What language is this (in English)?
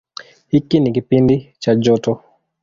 Swahili